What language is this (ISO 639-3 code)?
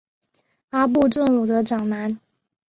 zho